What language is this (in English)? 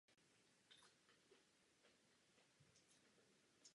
Czech